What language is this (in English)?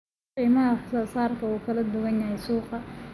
Somali